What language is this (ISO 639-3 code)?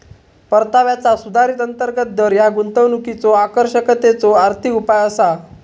mar